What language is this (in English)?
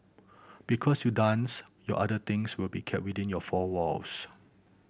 English